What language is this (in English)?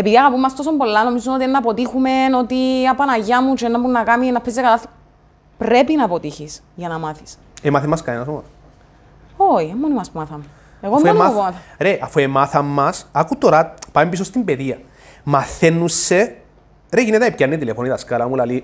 Greek